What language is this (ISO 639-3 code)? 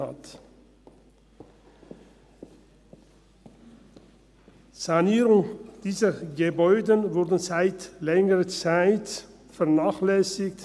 gsw